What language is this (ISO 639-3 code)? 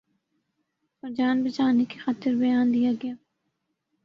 urd